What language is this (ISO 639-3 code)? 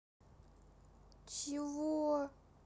rus